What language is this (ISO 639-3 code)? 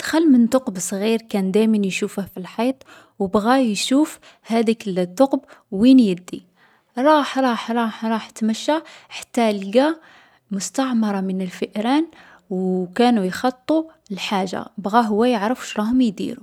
arq